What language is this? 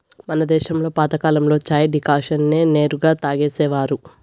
Telugu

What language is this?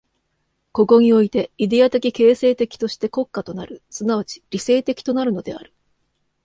Japanese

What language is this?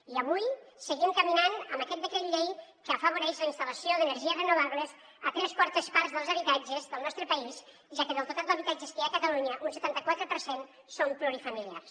Catalan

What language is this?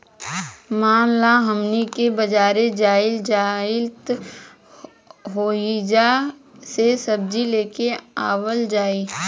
Bhojpuri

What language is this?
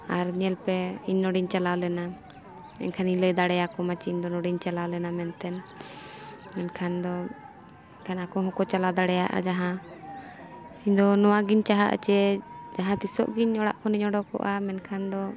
Santali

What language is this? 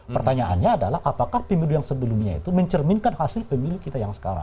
Indonesian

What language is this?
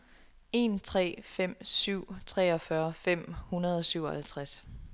Danish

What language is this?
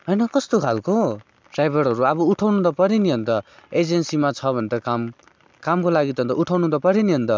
Nepali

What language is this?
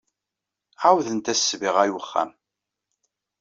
Kabyle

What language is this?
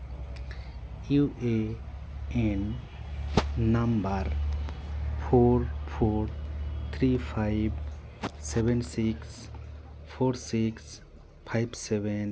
Santali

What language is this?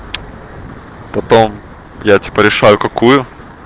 Russian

